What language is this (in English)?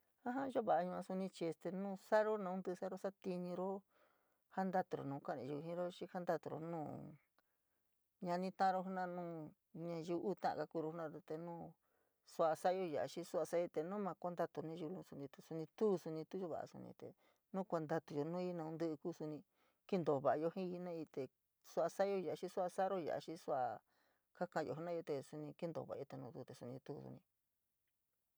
San Miguel El Grande Mixtec